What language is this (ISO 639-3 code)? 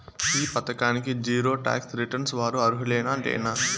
tel